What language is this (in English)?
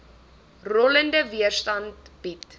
Afrikaans